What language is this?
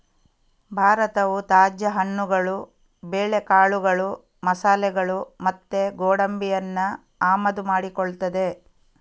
Kannada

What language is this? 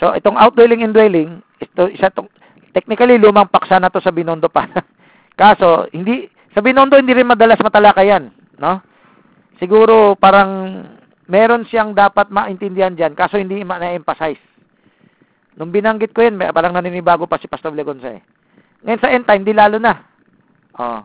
Filipino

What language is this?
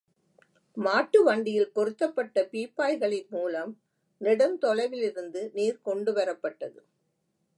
Tamil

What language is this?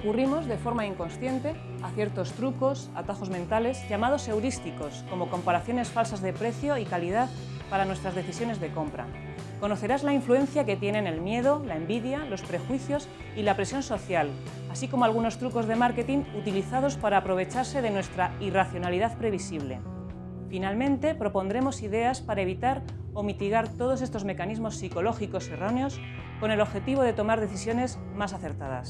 Spanish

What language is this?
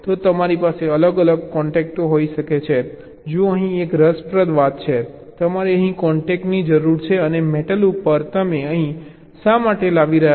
Gujarati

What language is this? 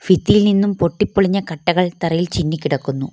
Malayalam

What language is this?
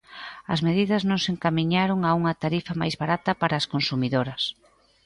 Galician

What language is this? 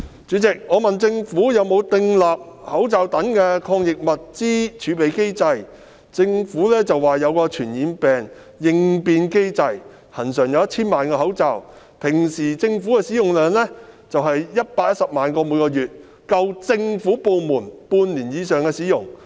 Cantonese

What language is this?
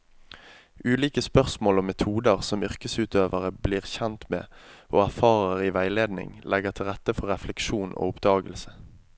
Norwegian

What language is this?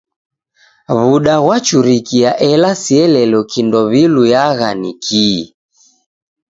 Taita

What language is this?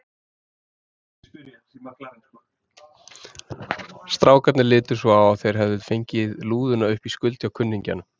Icelandic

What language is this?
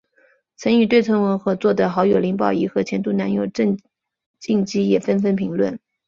Chinese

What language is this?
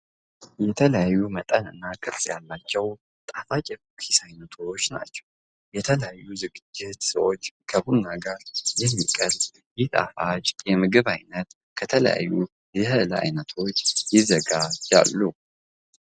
Amharic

